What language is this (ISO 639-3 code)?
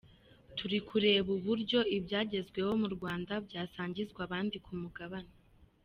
kin